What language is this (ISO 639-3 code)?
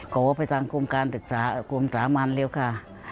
tha